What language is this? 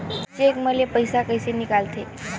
Chhattisgarhi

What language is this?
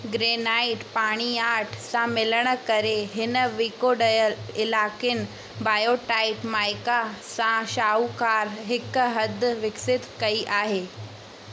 Sindhi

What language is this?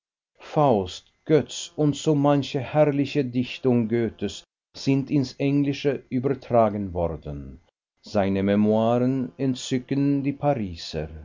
German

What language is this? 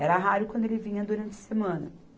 Portuguese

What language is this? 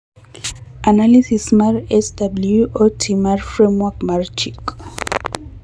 Luo (Kenya and Tanzania)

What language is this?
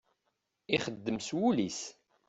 Kabyle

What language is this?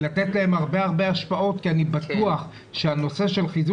Hebrew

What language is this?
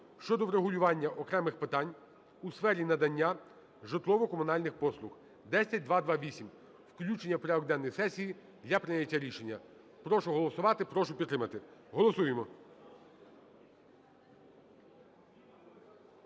Ukrainian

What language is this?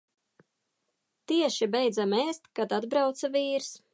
Latvian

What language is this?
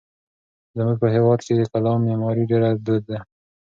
Pashto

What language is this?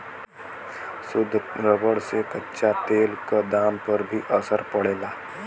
Bhojpuri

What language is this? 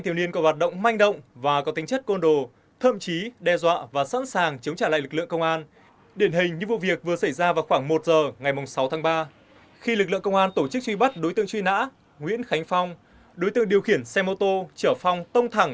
Vietnamese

